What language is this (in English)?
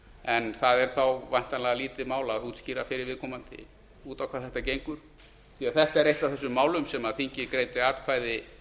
Icelandic